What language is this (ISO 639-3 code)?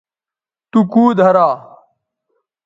btv